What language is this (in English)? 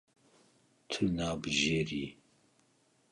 Kurdish